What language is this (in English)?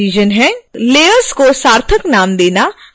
Hindi